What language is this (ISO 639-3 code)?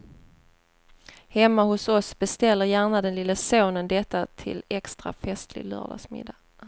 swe